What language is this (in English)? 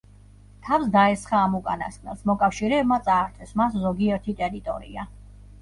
Georgian